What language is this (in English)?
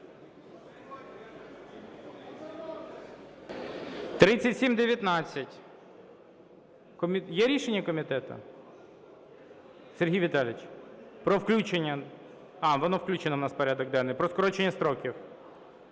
Ukrainian